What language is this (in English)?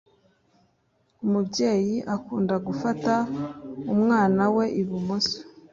Kinyarwanda